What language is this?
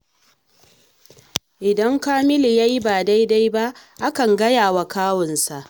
Hausa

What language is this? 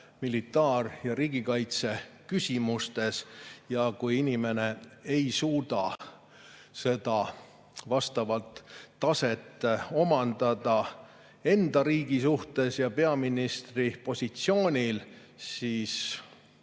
Estonian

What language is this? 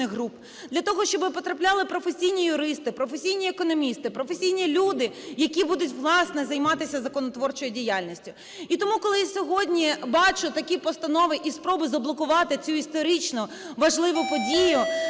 Ukrainian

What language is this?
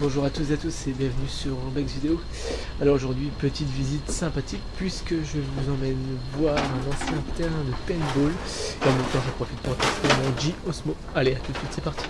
French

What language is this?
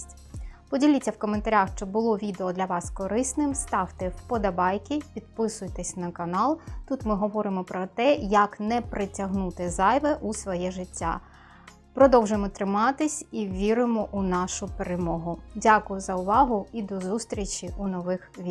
Ukrainian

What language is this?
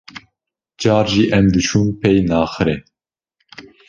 Kurdish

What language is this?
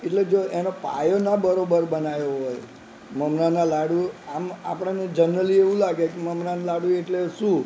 Gujarati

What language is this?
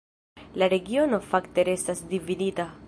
Esperanto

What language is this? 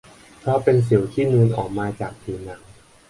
Thai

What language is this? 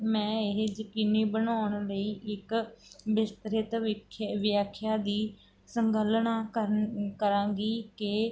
Punjabi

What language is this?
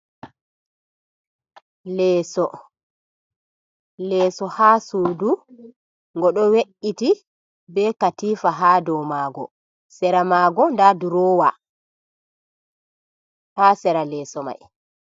Fula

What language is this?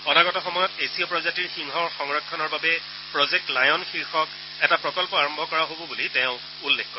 Assamese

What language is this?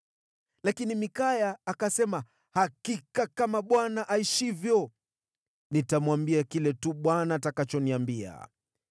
Swahili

